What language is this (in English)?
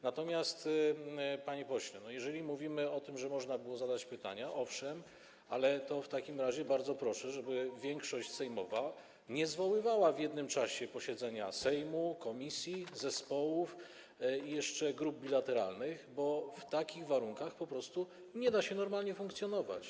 Polish